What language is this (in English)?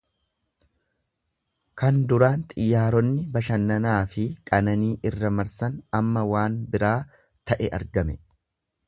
Oromo